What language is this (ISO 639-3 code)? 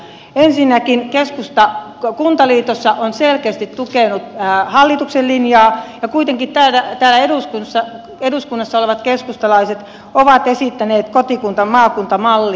fin